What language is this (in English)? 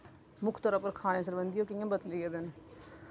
Dogri